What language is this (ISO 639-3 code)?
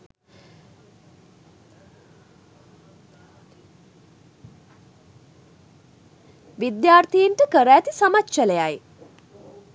sin